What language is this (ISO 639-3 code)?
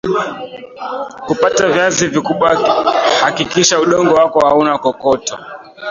swa